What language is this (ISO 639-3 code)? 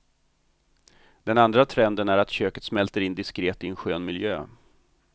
swe